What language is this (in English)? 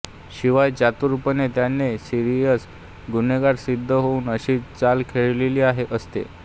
Marathi